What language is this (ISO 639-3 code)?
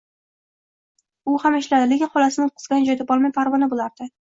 uzb